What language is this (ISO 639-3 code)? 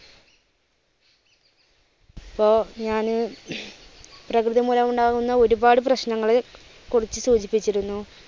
mal